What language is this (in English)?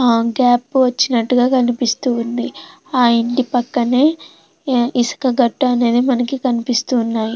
Telugu